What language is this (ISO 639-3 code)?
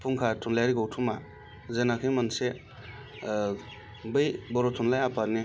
brx